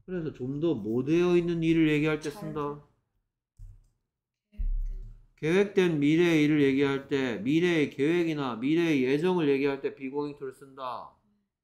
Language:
Korean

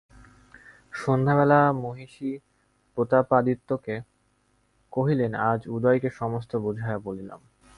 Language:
Bangla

